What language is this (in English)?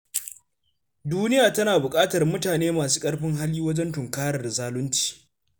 Hausa